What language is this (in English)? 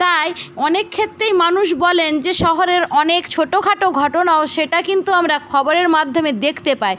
Bangla